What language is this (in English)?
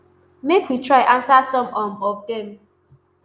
Nigerian Pidgin